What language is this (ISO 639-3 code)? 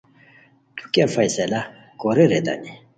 khw